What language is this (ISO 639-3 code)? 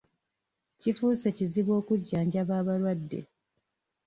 lug